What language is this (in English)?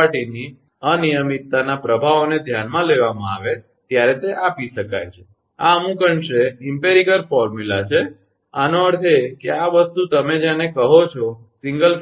Gujarati